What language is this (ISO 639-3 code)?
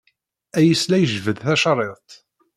kab